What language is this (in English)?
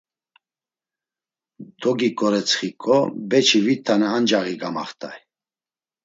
Laz